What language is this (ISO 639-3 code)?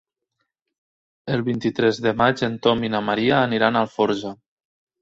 cat